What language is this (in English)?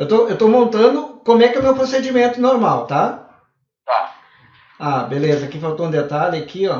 Portuguese